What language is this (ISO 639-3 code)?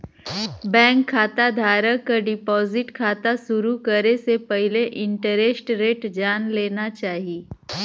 bho